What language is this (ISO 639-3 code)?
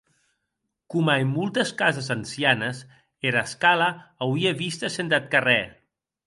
oci